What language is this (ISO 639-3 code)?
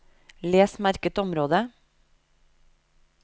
nor